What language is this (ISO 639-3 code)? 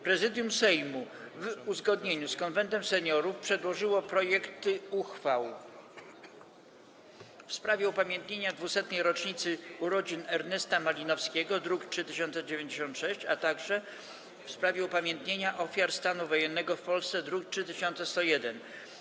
pol